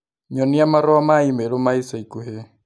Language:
Kikuyu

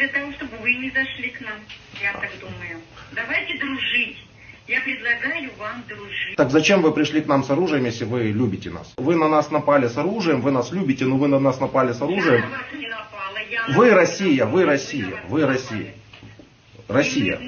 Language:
Russian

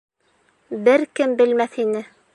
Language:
Bashkir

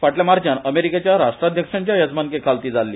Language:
Konkani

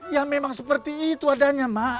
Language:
Indonesian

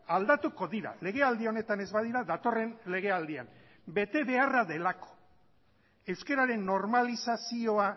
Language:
Basque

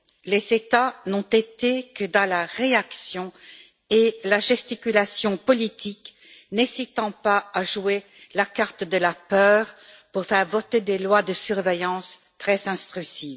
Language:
French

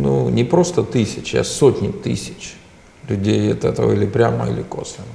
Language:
Russian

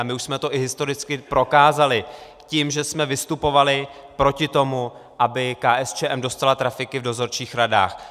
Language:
Czech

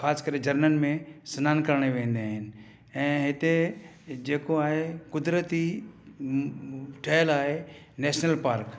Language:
Sindhi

